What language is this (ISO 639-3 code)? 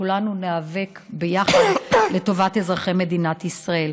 heb